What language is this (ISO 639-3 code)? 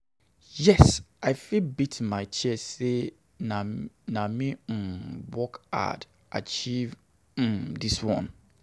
pcm